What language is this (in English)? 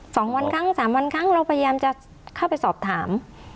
Thai